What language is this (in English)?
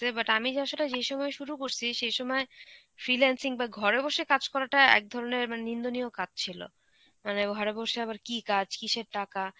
Bangla